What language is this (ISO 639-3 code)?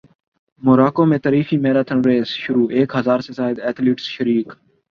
urd